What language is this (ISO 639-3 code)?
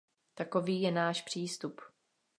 ces